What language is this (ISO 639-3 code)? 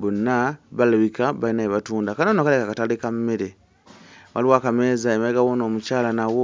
lug